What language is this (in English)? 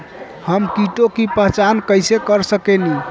Bhojpuri